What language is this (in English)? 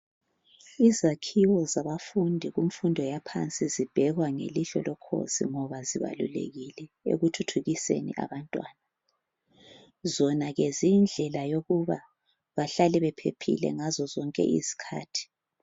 North Ndebele